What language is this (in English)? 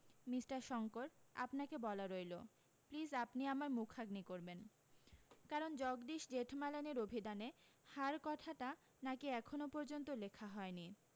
Bangla